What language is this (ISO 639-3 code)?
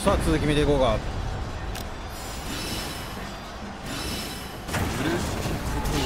jpn